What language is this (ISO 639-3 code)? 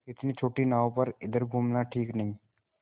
hin